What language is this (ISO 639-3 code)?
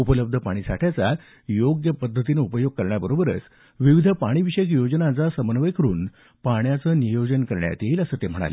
mar